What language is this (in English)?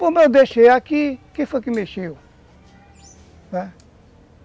Portuguese